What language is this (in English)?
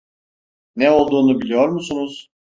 Turkish